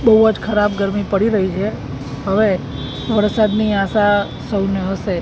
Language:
Gujarati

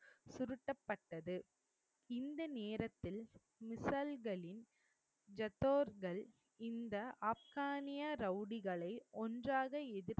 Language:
Tamil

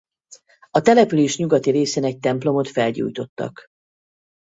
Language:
Hungarian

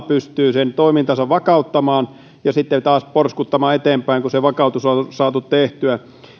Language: Finnish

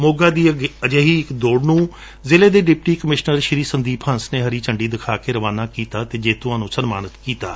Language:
Punjabi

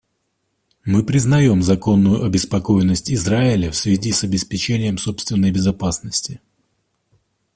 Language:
Russian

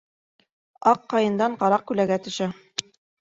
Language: Bashkir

